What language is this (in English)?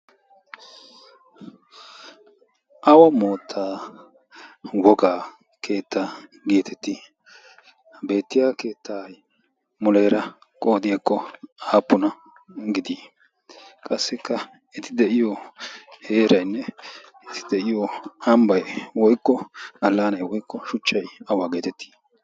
Wolaytta